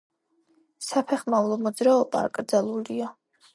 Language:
Georgian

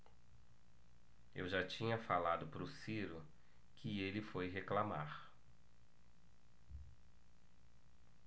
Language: Portuguese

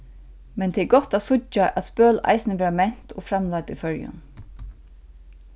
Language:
Faroese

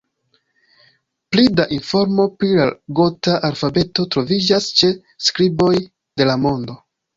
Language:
Esperanto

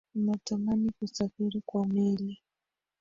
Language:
Swahili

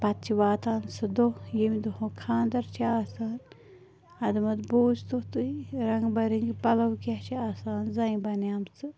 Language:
Kashmiri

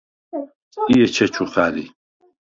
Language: Svan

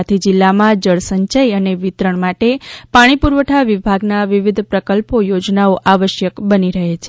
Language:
Gujarati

